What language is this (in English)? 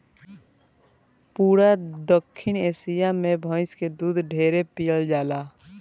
Bhojpuri